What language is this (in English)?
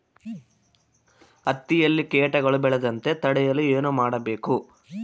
Kannada